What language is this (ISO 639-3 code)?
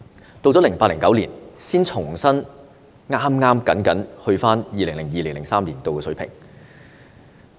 yue